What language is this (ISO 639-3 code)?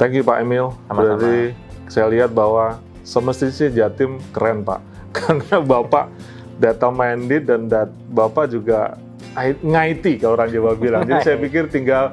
ind